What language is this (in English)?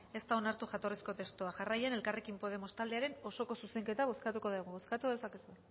Basque